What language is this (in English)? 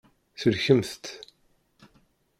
Kabyle